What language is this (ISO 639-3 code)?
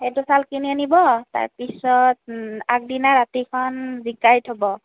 asm